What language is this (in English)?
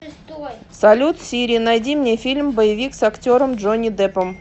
Russian